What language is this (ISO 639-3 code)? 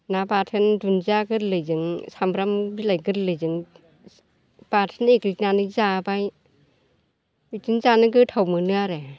brx